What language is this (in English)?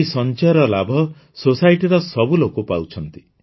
Odia